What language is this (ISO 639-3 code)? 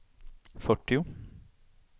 swe